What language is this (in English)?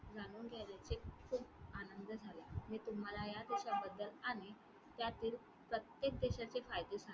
Marathi